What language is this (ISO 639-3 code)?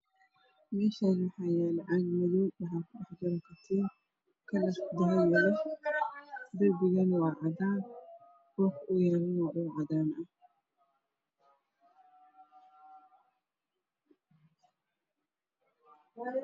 som